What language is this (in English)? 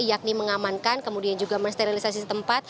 Indonesian